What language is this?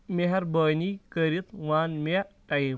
Kashmiri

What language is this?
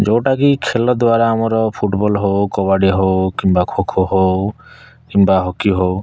Odia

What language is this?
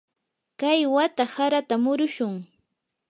Yanahuanca Pasco Quechua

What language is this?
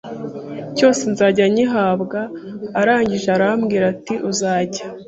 Kinyarwanda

